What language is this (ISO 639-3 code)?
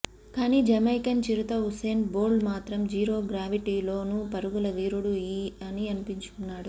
tel